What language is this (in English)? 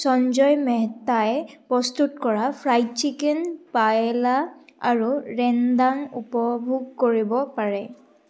Assamese